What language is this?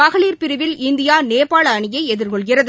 Tamil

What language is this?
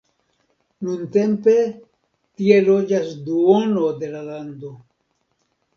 Esperanto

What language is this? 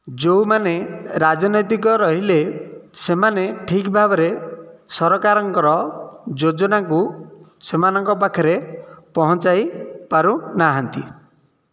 Odia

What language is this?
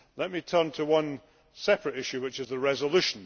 English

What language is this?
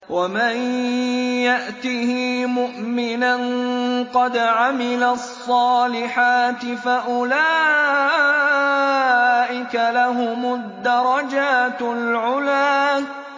Arabic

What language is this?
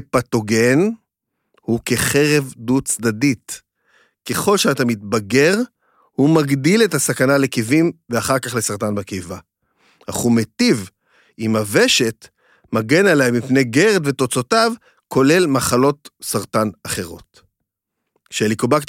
Hebrew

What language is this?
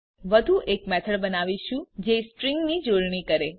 Gujarati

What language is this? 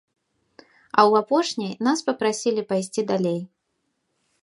Belarusian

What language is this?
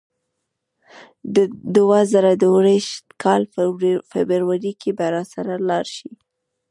Pashto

